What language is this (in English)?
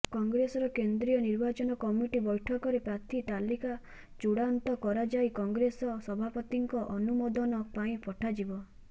Odia